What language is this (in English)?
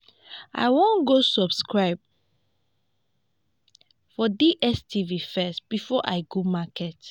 Nigerian Pidgin